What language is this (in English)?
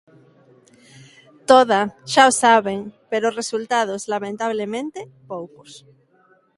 Galician